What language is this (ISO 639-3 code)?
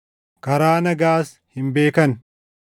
orm